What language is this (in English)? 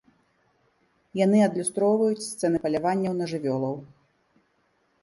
Belarusian